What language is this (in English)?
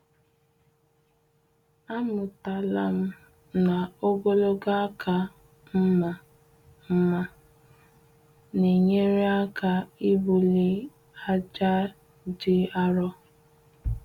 Igbo